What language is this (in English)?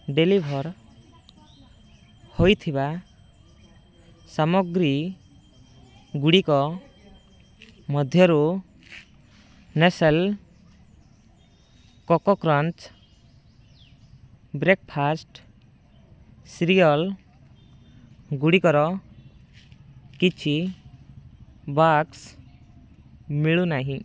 Odia